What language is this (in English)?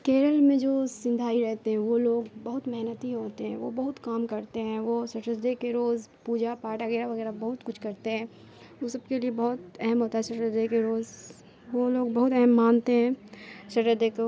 Urdu